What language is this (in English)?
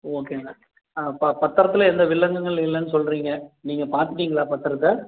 Tamil